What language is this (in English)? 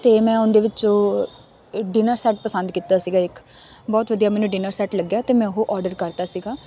Punjabi